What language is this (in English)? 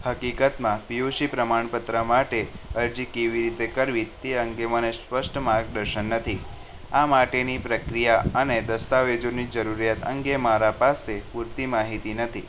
Gujarati